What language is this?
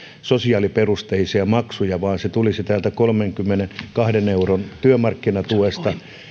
Finnish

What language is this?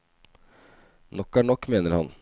Norwegian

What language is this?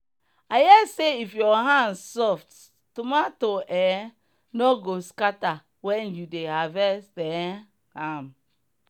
Nigerian Pidgin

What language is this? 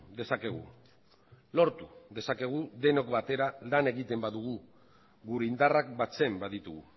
Basque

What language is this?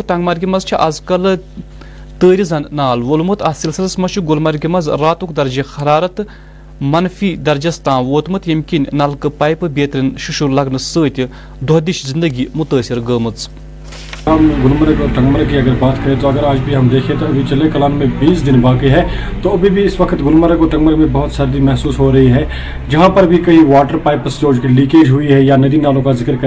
Urdu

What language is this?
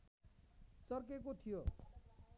Nepali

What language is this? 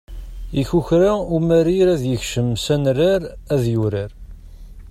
Kabyle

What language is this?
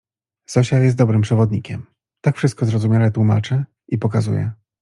Polish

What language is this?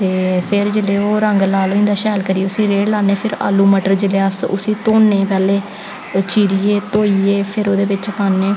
Dogri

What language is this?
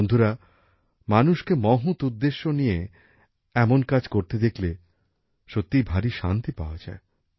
Bangla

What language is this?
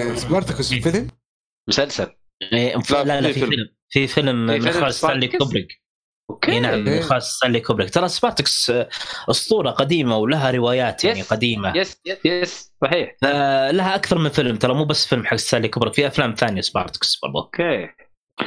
Arabic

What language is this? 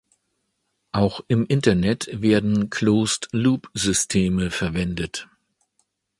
German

